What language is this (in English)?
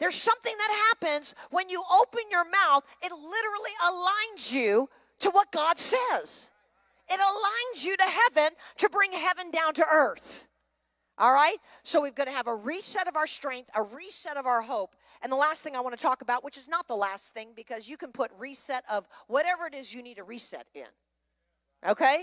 English